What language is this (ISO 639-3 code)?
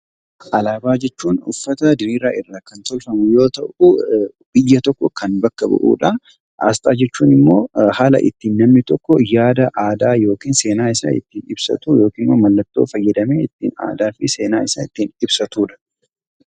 orm